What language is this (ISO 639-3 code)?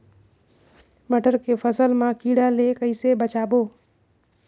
hne